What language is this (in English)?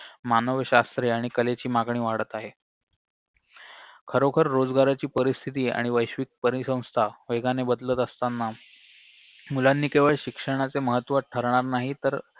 Marathi